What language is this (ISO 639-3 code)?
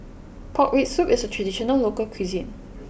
eng